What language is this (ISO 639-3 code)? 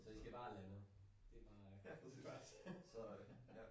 dan